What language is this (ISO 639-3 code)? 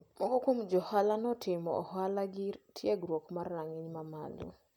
luo